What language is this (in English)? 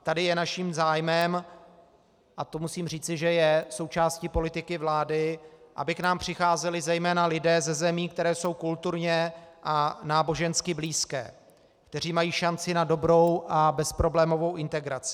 Czech